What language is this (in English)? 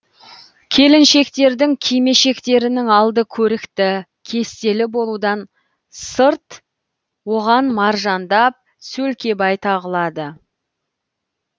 Kazakh